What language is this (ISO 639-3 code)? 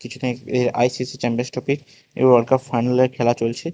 ben